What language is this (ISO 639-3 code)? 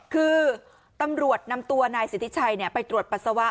tha